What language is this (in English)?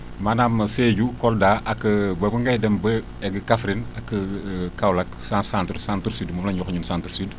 Wolof